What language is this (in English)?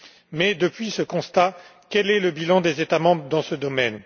French